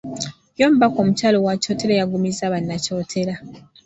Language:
Ganda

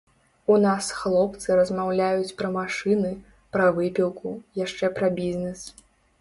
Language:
Belarusian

